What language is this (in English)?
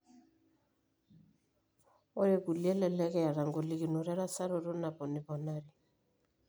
Masai